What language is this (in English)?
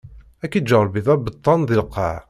Kabyle